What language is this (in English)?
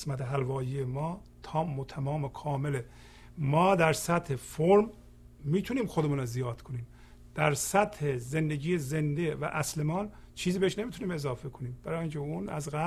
Persian